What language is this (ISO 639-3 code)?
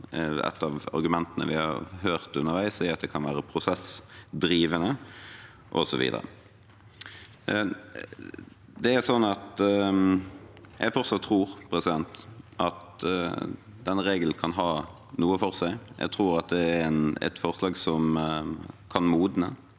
nor